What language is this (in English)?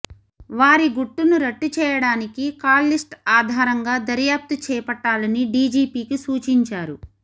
Telugu